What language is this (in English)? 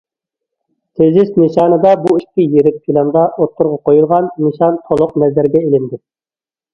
Uyghur